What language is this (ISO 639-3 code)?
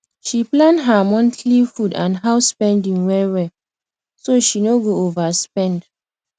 pcm